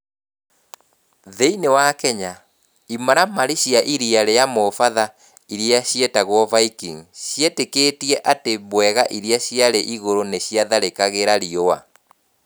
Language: Kikuyu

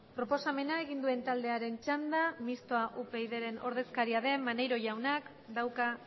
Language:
Basque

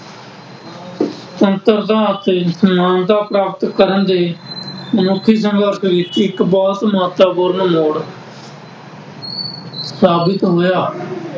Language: Punjabi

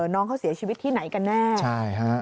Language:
Thai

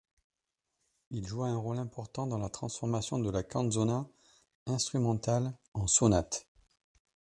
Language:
French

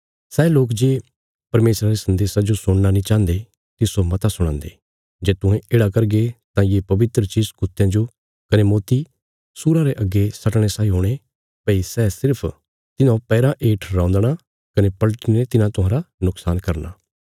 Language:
Bilaspuri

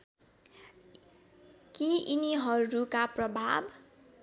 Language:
Nepali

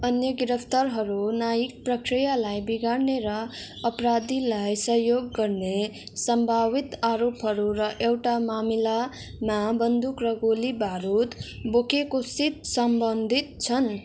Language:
Nepali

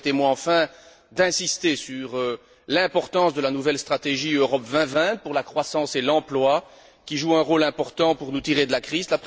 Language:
French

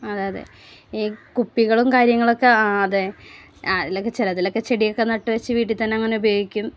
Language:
Malayalam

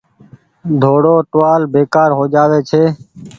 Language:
Goaria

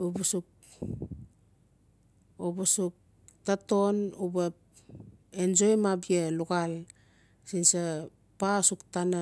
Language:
Notsi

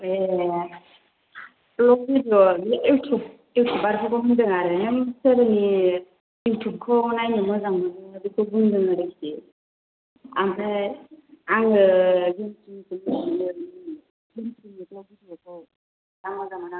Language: Bodo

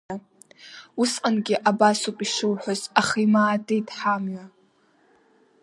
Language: Abkhazian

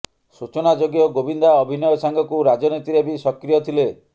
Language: Odia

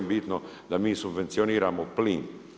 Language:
Croatian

